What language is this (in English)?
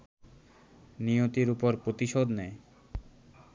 Bangla